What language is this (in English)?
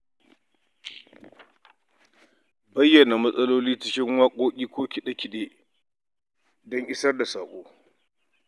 Hausa